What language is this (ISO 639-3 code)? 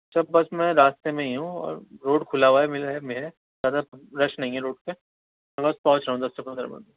urd